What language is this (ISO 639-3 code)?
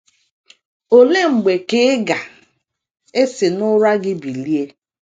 ibo